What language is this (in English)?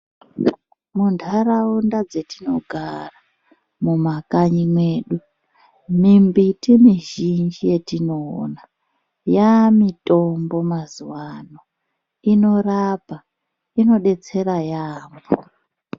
Ndau